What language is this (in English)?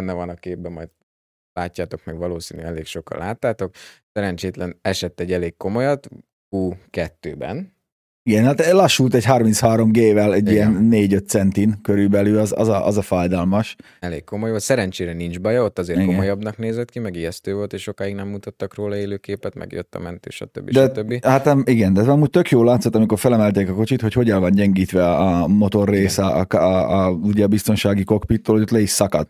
Hungarian